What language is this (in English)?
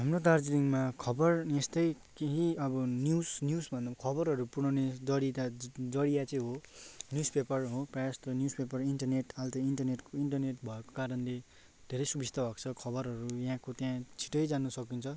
Nepali